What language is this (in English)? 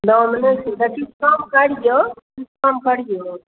Maithili